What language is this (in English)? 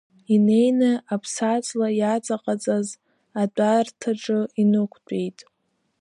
Abkhazian